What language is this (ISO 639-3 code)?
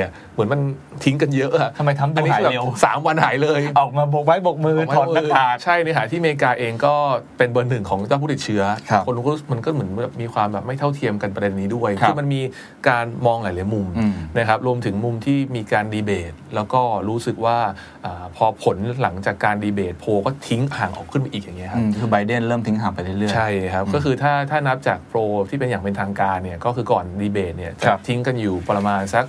tha